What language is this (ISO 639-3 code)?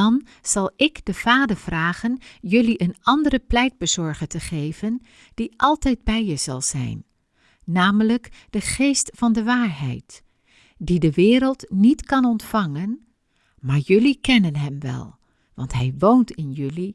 nld